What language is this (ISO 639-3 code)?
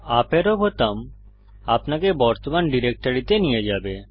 ben